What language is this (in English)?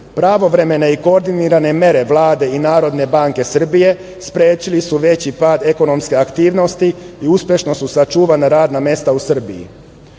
Serbian